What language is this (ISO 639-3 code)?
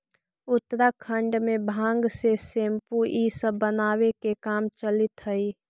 mag